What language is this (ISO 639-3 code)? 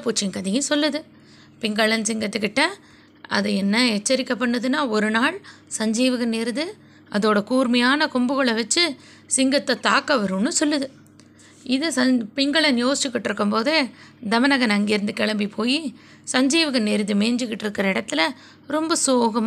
tam